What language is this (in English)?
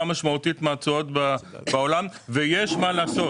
Hebrew